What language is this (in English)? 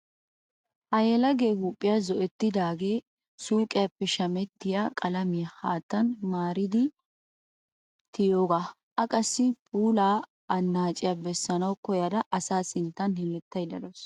Wolaytta